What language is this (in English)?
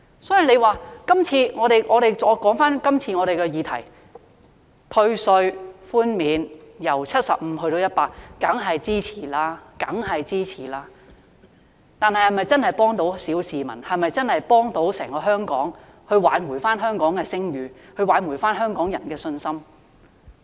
Cantonese